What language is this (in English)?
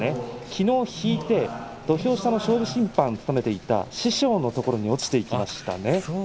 Japanese